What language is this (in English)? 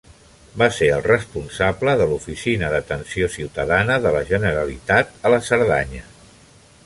Catalan